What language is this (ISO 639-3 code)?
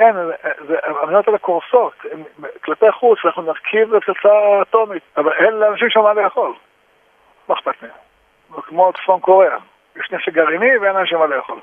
heb